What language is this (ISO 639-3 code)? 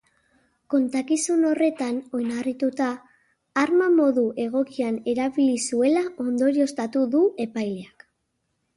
eus